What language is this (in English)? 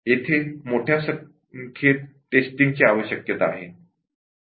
Marathi